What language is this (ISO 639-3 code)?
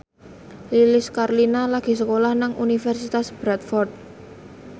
jav